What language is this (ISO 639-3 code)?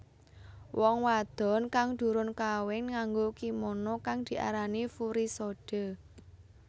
jav